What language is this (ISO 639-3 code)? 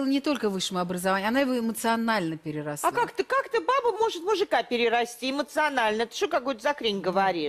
rus